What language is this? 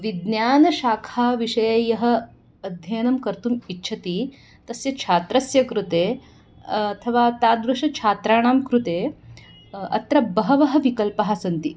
Sanskrit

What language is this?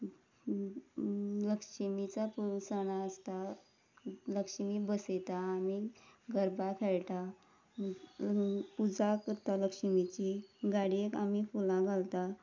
Konkani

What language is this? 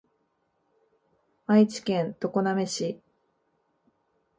Japanese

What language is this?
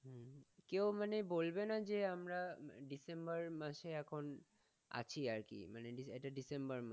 Bangla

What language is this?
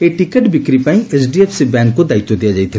Odia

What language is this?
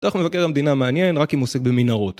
Hebrew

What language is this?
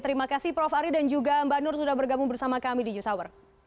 Indonesian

